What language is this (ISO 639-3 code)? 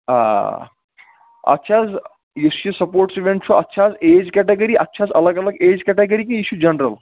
kas